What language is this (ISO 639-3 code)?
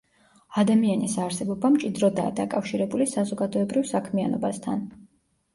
kat